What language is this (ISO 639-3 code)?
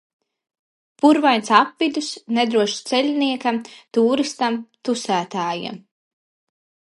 lav